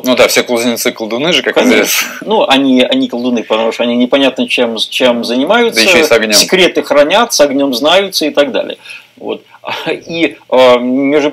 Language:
Russian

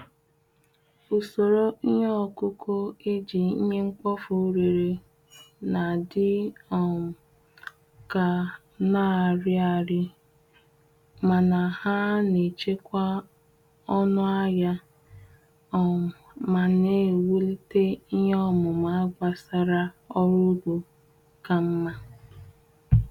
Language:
Igbo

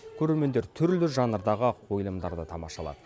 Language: Kazakh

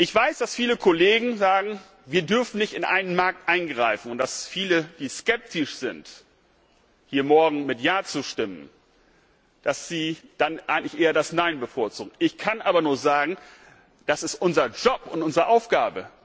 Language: German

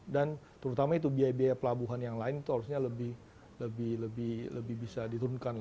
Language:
Indonesian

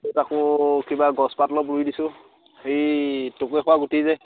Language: Assamese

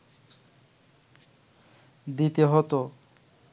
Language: Bangla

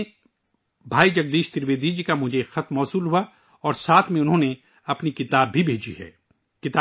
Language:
Urdu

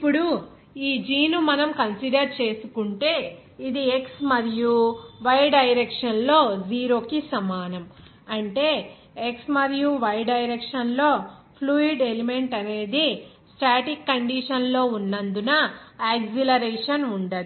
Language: Telugu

